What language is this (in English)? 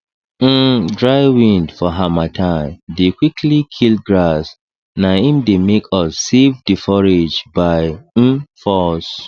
Nigerian Pidgin